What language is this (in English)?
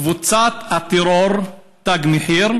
Hebrew